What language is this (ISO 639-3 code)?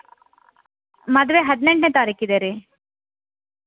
kan